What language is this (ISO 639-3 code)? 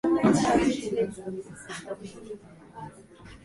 swa